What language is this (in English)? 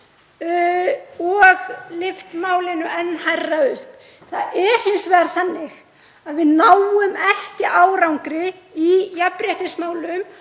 Icelandic